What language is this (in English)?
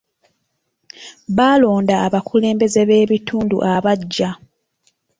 Ganda